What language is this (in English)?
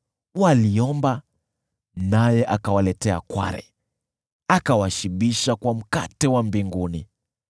Swahili